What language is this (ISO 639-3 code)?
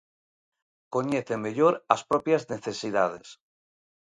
glg